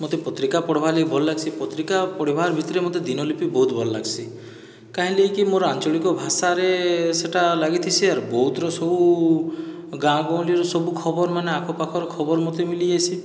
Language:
Odia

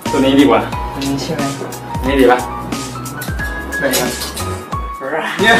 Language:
Thai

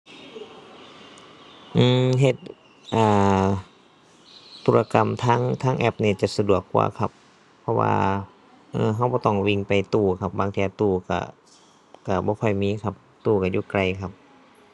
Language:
Thai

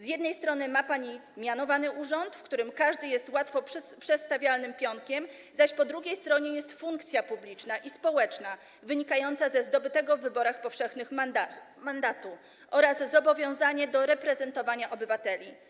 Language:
Polish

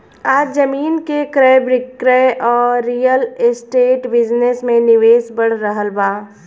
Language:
Bhojpuri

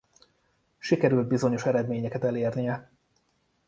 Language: Hungarian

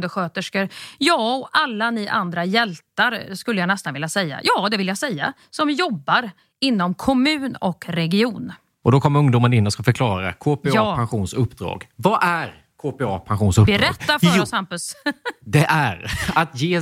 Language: Swedish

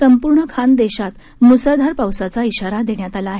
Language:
Marathi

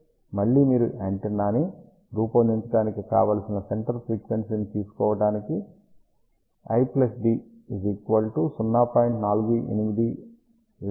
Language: Telugu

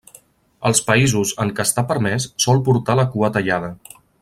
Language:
Catalan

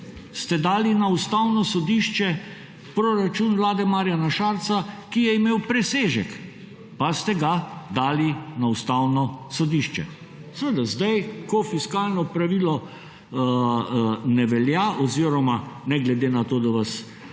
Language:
Slovenian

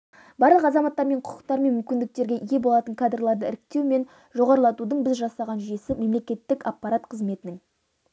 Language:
Kazakh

